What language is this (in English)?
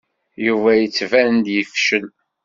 Kabyle